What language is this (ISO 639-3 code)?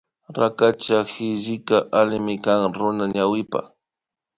qvi